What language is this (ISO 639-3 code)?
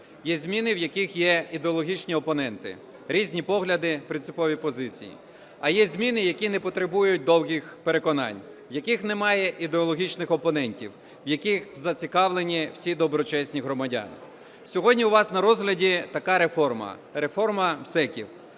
ukr